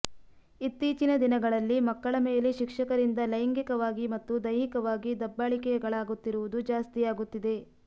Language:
Kannada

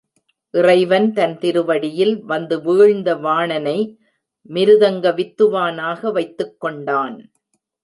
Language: Tamil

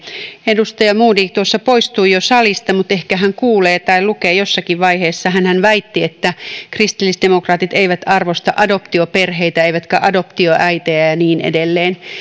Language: Finnish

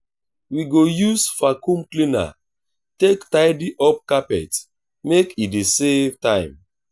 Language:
Nigerian Pidgin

